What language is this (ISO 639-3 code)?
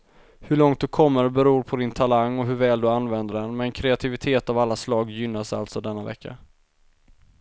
swe